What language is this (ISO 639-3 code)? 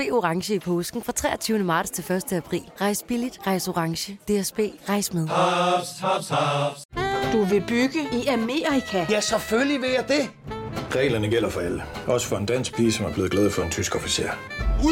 dan